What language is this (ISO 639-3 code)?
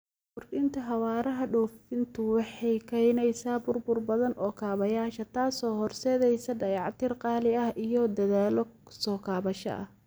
som